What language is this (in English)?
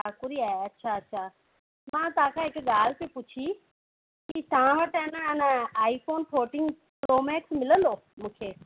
Sindhi